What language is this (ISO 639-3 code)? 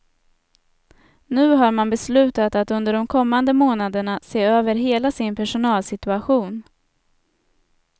swe